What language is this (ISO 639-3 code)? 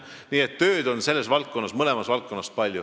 est